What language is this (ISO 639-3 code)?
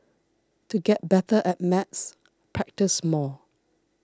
eng